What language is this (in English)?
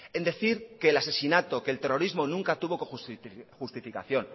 Spanish